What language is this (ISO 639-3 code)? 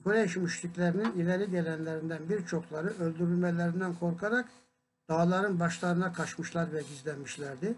tur